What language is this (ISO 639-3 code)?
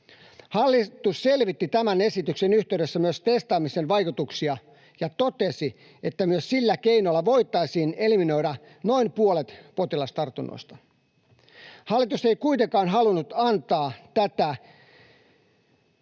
fin